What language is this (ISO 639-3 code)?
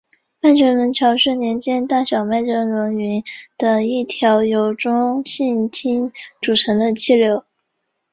zho